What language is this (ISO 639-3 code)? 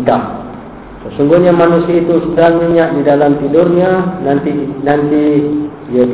msa